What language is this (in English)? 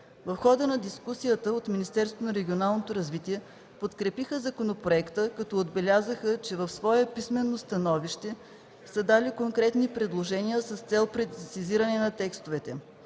Bulgarian